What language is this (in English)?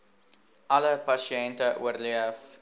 Afrikaans